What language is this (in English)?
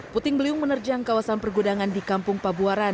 Indonesian